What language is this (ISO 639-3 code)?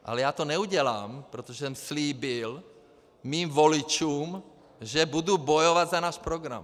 ces